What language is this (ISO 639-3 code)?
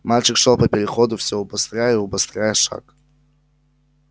rus